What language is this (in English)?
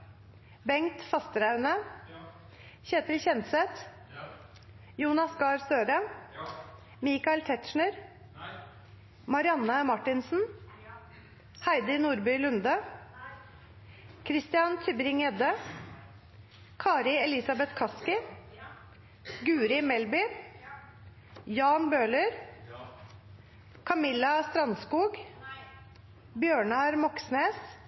Norwegian Nynorsk